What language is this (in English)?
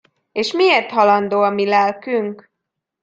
Hungarian